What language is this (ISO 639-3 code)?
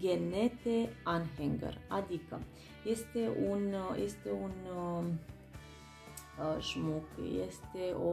ron